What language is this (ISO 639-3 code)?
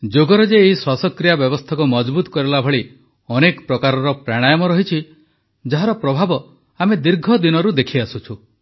ori